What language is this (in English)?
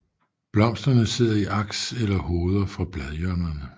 Danish